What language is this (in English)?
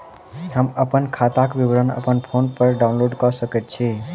Maithili